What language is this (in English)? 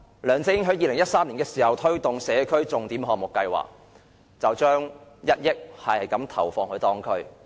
Cantonese